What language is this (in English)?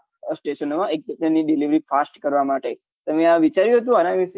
Gujarati